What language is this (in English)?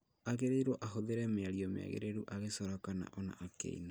Kikuyu